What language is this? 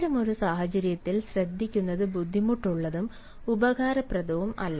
Malayalam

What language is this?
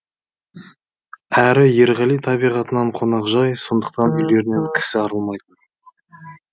Kazakh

